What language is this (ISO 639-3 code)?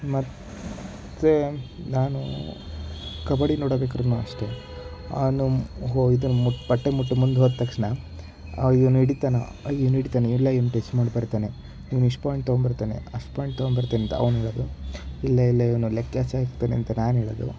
kan